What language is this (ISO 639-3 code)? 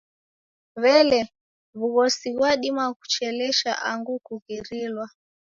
dav